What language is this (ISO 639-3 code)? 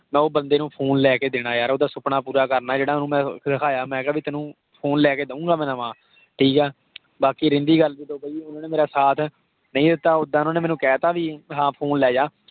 pan